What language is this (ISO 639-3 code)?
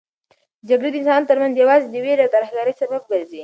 pus